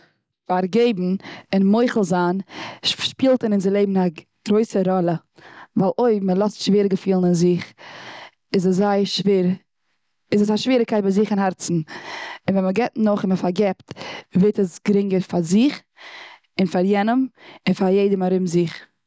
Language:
Yiddish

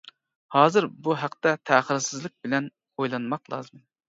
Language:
Uyghur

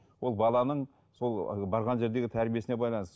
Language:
Kazakh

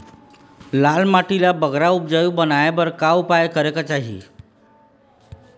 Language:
Chhattisgarhi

